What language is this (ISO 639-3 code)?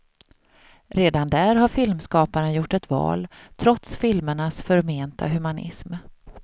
swe